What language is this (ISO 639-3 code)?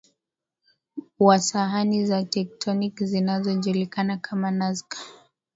swa